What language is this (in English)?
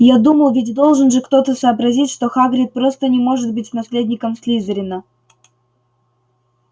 Russian